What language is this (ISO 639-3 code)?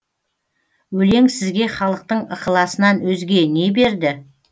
kaz